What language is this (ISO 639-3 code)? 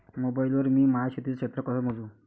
mar